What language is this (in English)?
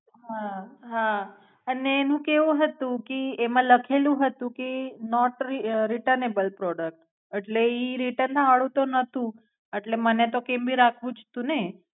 Gujarati